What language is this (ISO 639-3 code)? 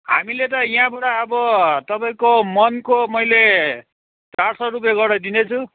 nep